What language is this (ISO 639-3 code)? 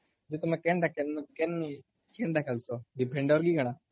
ori